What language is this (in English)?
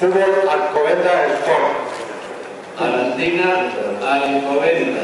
Spanish